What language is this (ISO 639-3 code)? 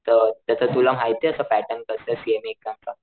mar